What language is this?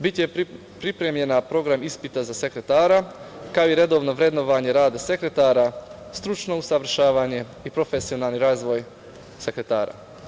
Serbian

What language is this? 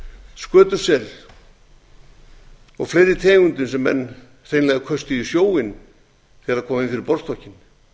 Icelandic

